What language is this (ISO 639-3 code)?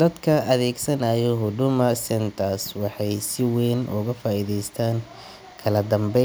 som